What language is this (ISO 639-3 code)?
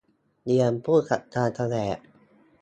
tha